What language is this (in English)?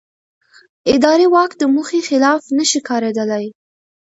Pashto